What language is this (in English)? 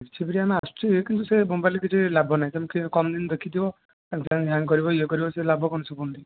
Odia